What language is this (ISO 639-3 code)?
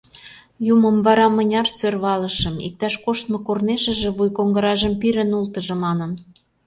chm